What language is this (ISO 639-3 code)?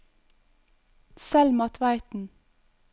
nor